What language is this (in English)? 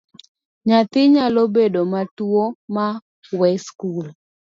Luo (Kenya and Tanzania)